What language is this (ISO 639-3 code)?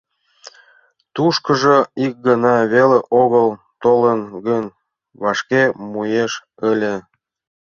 chm